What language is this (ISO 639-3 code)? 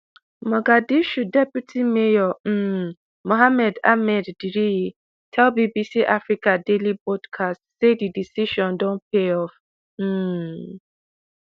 pcm